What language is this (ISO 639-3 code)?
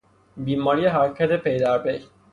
fas